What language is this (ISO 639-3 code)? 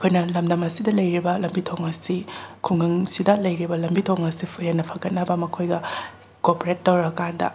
mni